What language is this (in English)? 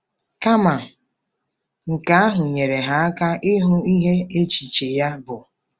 Igbo